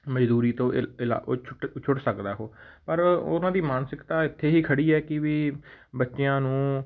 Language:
Punjabi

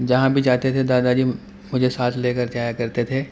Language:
Urdu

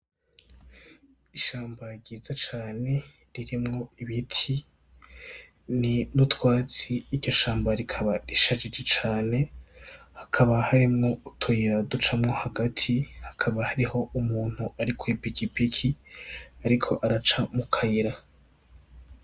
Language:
Rundi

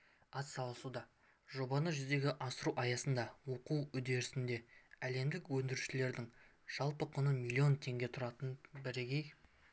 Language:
Kazakh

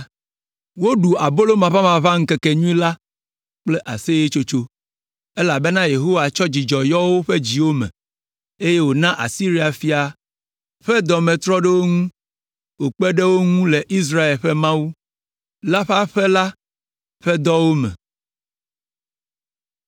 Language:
Ewe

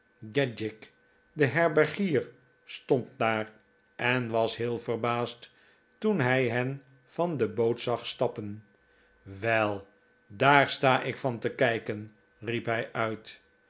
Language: Dutch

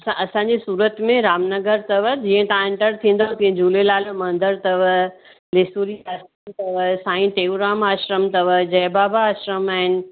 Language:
Sindhi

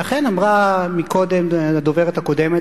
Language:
Hebrew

